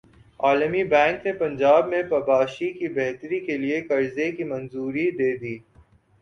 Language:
Urdu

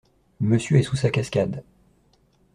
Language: French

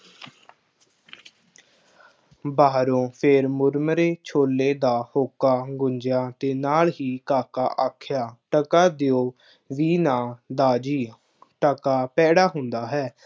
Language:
Punjabi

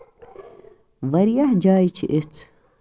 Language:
Kashmiri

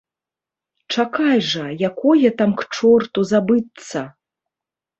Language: Belarusian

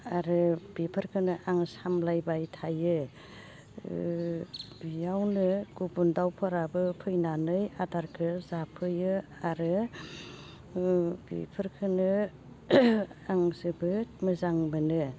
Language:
Bodo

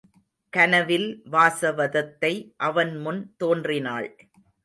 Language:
Tamil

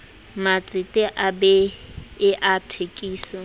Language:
Southern Sotho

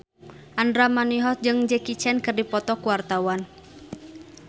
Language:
Sundanese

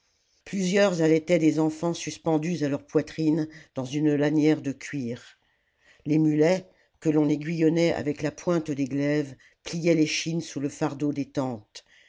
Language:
French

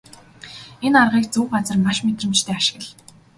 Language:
Mongolian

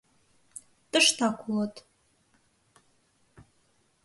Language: Mari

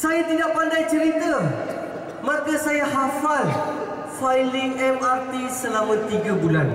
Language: Malay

